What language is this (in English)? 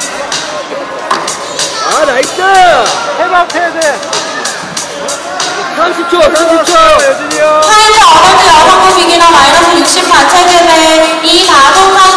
Korean